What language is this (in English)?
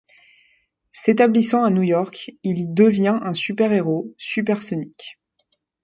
French